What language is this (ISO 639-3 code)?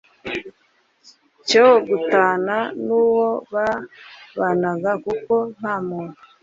kin